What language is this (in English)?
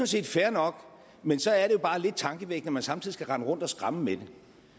Danish